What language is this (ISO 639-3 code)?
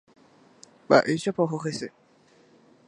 grn